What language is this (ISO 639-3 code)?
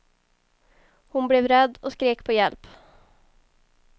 swe